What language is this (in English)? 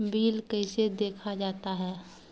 Maithili